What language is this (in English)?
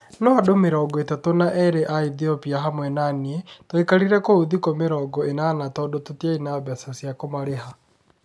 Kikuyu